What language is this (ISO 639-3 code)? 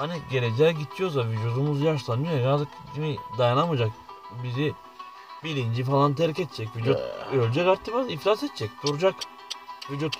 tur